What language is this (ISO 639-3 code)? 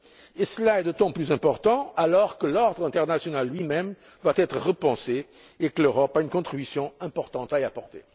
fra